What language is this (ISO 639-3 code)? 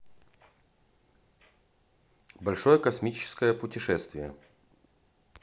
rus